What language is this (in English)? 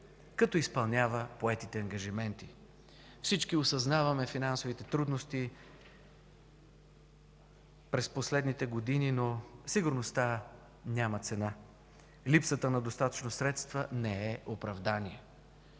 Bulgarian